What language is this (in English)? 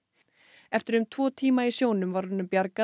Icelandic